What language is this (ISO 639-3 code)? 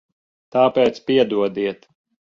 lav